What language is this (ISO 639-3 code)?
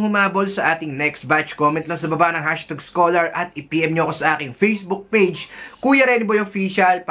fil